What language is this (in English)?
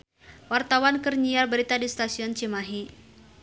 Sundanese